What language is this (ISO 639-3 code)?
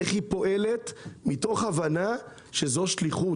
heb